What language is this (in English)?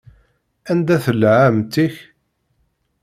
Kabyle